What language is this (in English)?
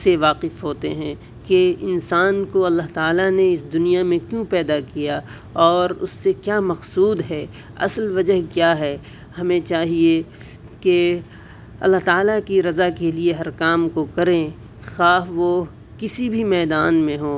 Urdu